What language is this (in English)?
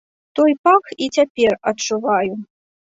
Belarusian